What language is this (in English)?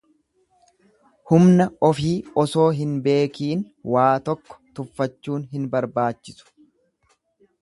Oromo